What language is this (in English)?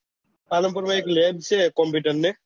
Gujarati